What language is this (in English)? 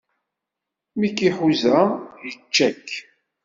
Kabyle